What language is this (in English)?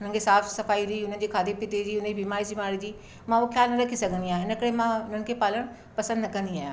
Sindhi